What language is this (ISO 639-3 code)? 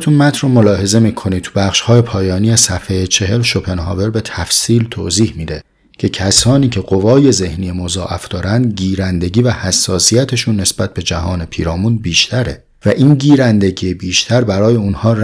fas